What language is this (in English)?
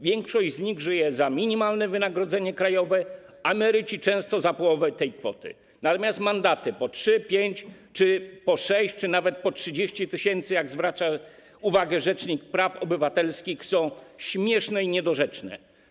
Polish